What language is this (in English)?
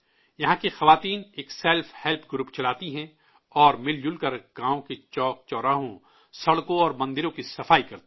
Urdu